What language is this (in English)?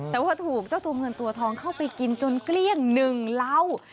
Thai